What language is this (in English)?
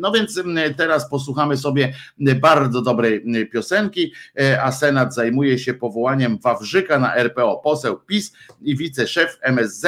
Polish